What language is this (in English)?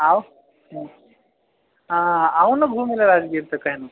Maithili